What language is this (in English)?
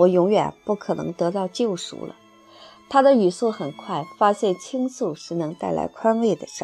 Chinese